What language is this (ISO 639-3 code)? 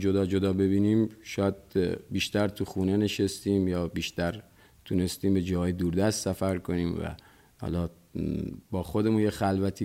fas